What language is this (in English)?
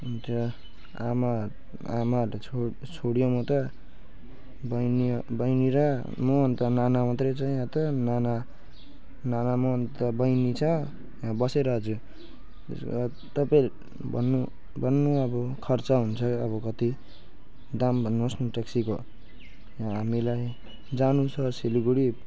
Nepali